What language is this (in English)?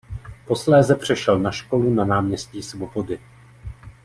Czech